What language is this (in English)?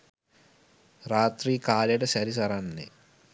Sinhala